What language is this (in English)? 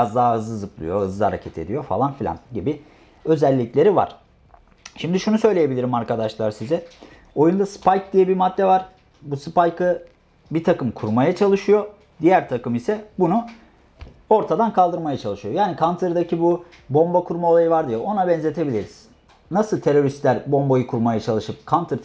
Turkish